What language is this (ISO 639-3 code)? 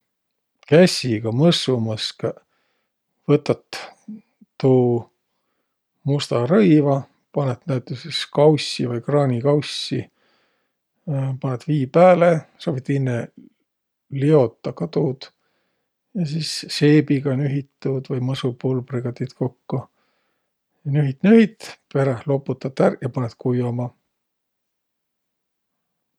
vro